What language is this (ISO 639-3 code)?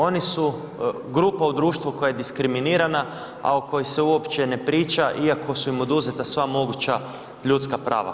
hrv